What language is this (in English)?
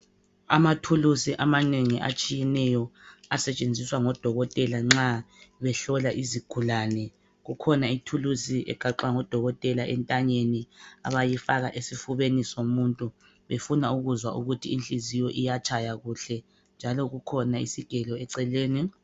North Ndebele